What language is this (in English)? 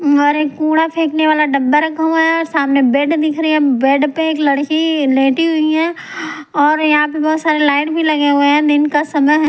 Hindi